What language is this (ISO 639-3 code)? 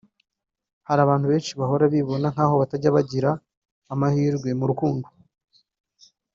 kin